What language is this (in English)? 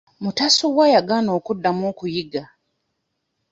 Ganda